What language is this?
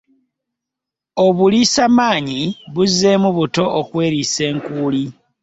Ganda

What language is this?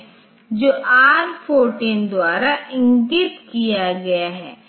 Hindi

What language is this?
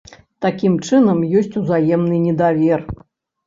Belarusian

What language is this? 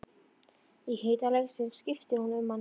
Icelandic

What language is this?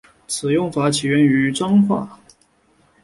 Chinese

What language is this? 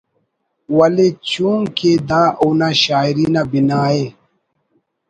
Brahui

